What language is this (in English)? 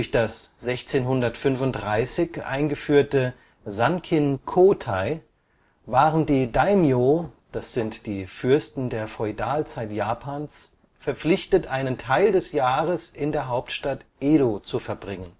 German